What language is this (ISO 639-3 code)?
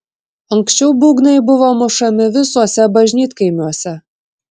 lit